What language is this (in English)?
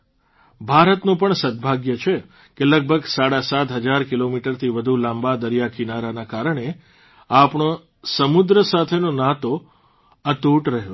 Gujarati